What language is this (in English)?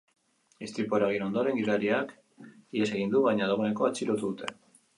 Basque